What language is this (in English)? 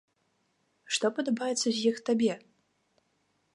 Belarusian